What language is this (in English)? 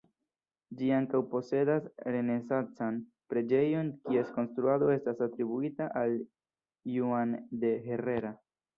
Esperanto